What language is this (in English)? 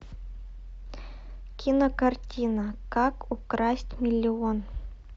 Russian